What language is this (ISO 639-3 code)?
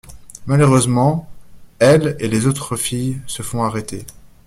fra